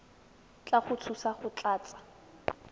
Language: Tswana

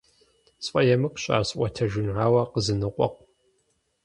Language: Kabardian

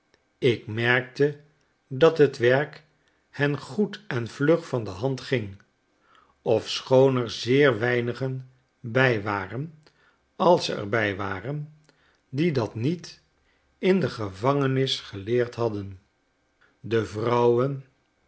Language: Dutch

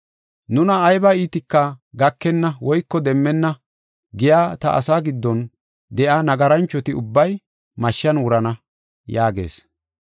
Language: Gofa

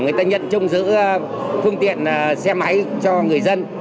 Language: Vietnamese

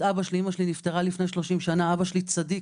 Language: Hebrew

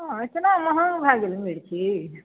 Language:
Maithili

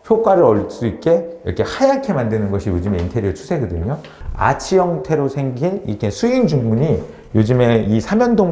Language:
Korean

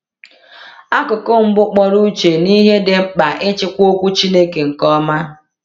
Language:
Igbo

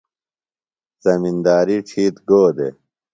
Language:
Phalura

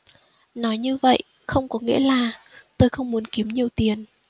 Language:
Vietnamese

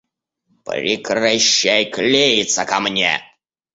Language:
Russian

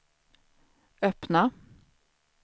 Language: Swedish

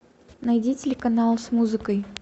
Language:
Russian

